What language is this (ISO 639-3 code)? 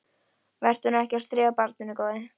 isl